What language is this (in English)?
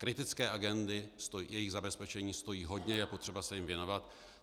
Czech